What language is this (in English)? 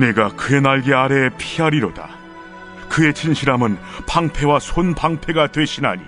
Korean